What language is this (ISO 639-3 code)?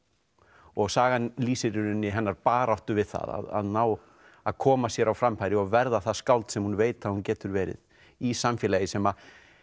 isl